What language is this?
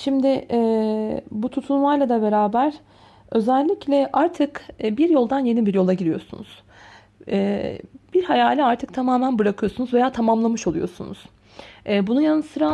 Turkish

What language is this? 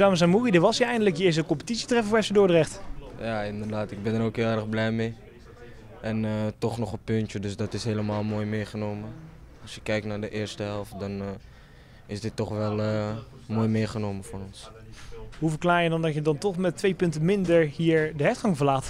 Dutch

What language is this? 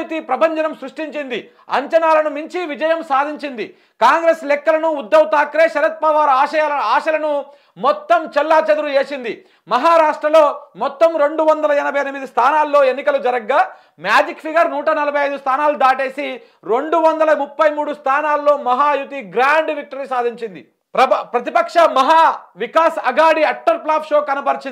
Telugu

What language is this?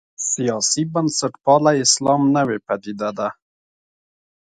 Pashto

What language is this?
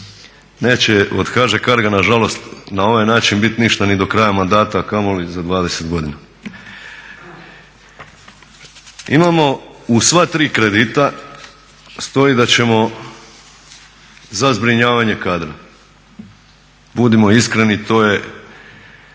Croatian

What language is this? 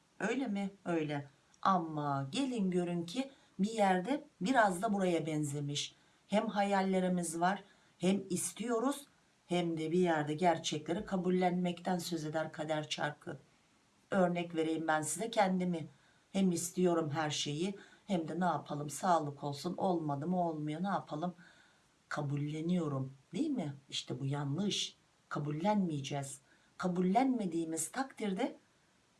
Turkish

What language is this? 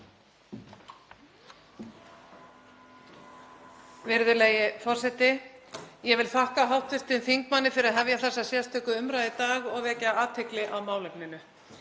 Icelandic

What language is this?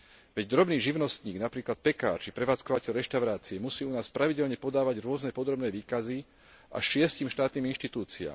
Slovak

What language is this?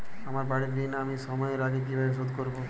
Bangla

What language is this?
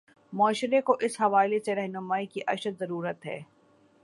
Urdu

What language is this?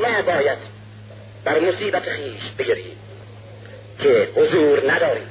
Persian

